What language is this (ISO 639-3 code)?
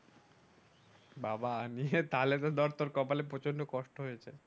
ben